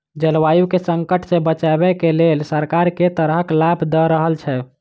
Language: Maithili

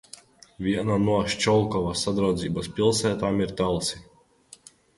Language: Latvian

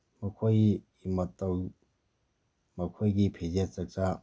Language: Manipuri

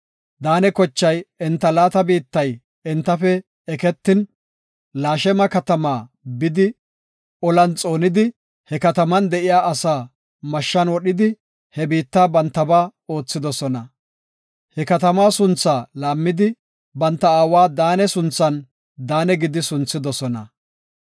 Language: Gofa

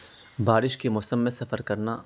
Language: Urdu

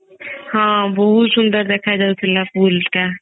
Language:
Odia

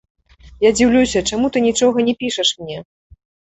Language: Belarusian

